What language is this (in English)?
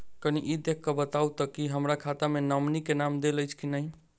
Maithili